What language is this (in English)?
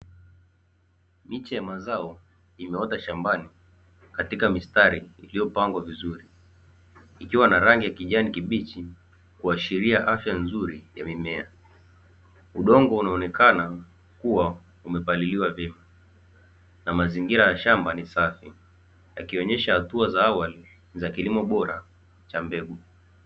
Swahili